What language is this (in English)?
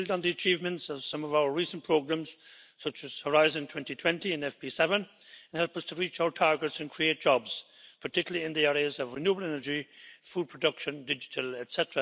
English